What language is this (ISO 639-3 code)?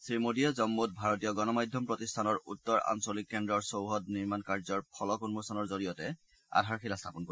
asm